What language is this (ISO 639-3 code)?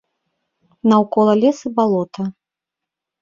bel